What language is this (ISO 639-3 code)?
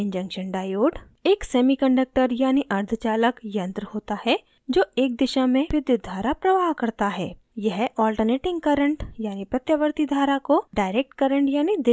hin